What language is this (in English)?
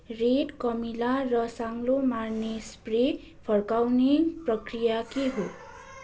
Nepali